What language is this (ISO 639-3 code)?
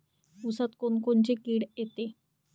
mar